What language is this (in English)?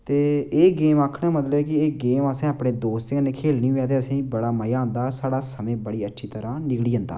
Dogri